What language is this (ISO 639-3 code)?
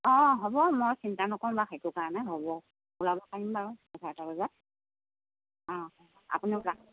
asm